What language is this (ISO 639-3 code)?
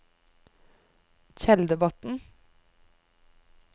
nor